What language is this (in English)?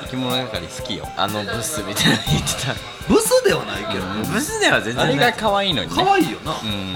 Japanese